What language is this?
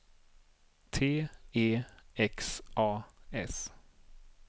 Swedish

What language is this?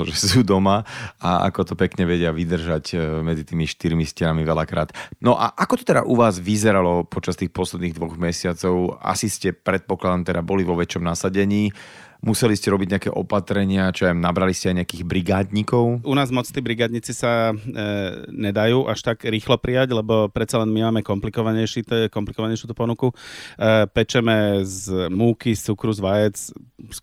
Slovak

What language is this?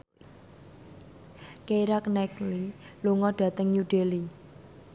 Javanese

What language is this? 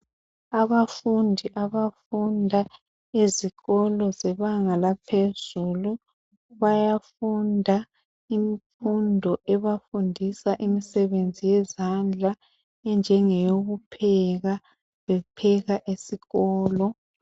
North Ndebele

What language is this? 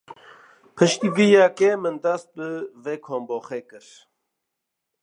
Kurdish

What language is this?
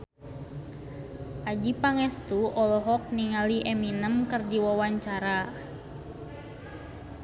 Sundanese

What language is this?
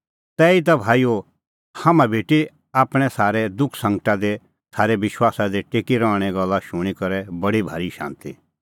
Kullu Pahari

